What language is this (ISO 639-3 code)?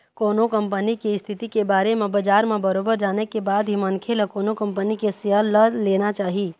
hne